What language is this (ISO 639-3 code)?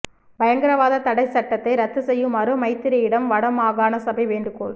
tam